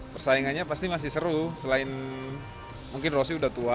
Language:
Indonesian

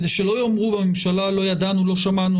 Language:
Hebrew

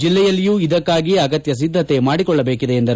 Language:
Kannada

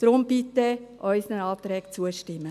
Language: Swiss German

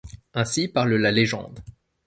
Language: French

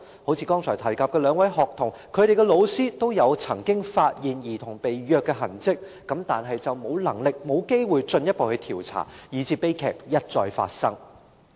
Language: Cantonese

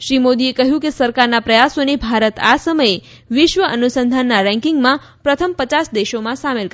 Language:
Gujarati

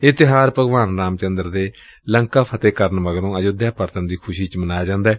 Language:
Punjabi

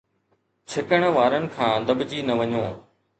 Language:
Sindhi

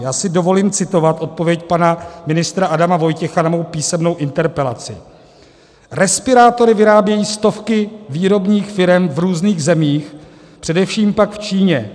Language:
Czech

